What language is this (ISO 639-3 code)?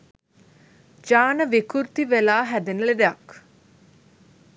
sin